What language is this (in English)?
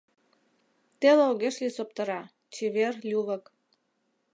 Mari